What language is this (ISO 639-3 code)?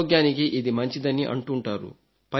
tel